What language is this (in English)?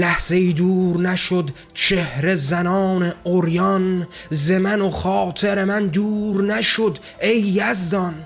Persian